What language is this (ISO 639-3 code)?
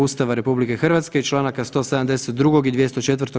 hrv